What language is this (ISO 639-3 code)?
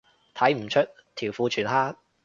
yue